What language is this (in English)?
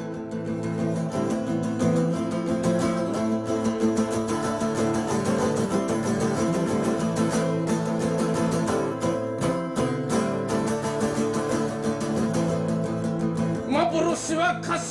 Japanese